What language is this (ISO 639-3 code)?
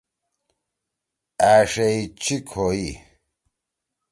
trw